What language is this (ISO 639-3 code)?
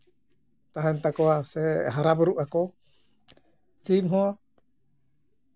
sat